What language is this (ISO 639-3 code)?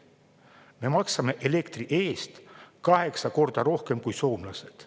est